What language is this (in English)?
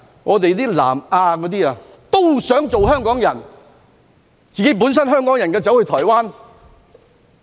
Cantonese